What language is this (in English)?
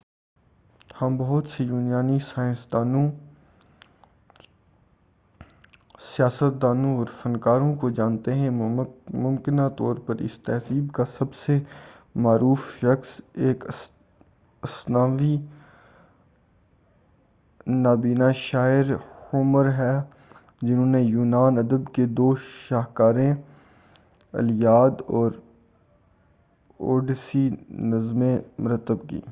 Urdu